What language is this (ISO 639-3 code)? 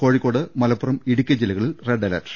mal